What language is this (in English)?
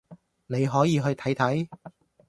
Cantonese